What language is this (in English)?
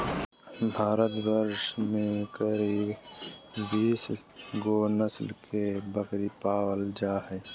Magahi